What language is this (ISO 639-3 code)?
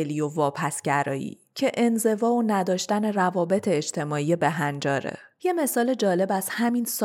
fas